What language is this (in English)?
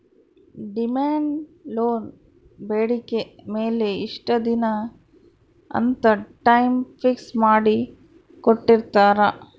Kannada